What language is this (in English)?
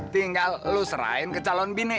Indonesian